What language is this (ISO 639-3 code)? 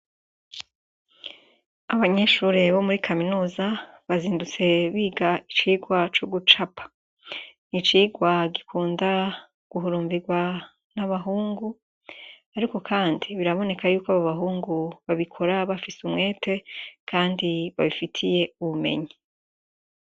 run